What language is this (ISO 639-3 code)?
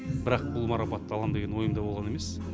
kaz